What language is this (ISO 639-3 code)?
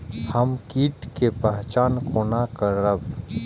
mai